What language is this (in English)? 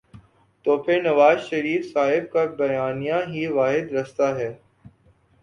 Urdu